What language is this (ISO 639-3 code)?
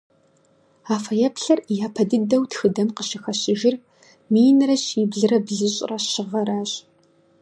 kbd